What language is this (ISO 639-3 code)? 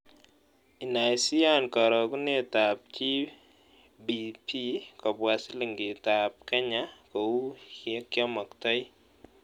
kln